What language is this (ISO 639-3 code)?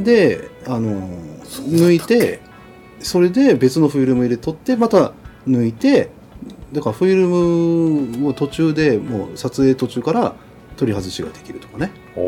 jpn